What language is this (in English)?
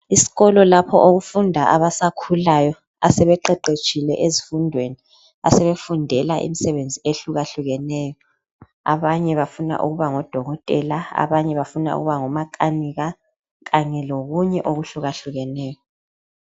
North Ndebele